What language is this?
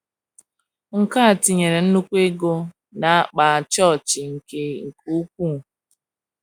Igbo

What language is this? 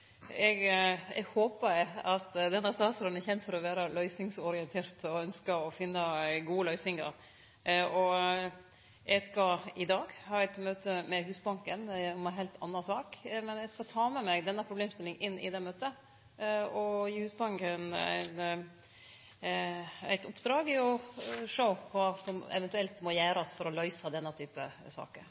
Norwegian Nynorsk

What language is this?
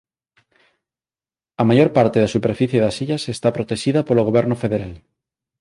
Galician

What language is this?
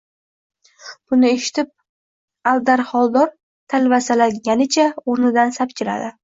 Uzbek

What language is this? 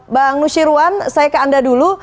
Indonesian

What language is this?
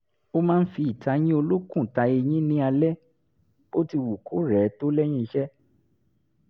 Yoruba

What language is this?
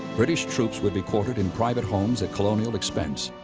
English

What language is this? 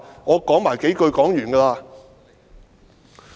Cantonese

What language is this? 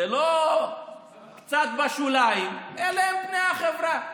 Hebrew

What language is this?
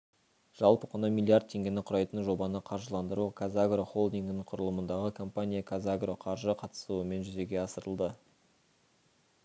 Kazakh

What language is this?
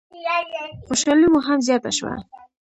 Pashto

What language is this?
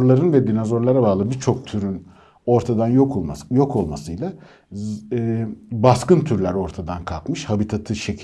Turkish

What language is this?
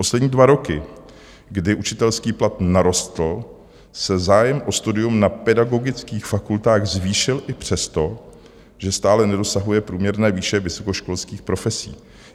Czech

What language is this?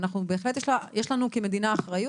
Hebrew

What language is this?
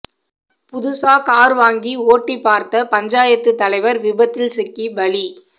Tamil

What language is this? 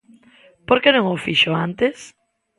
Galician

